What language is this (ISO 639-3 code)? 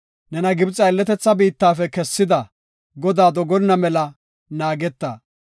gof